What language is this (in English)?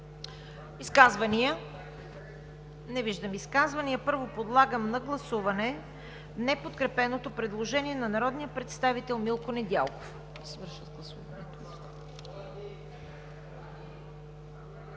Bulgarian